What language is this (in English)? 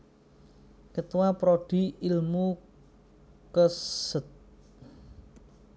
Javanese